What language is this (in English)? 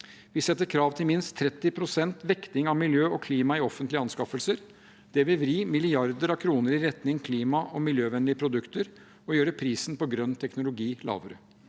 Norwegian